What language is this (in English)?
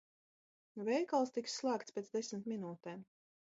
Latvian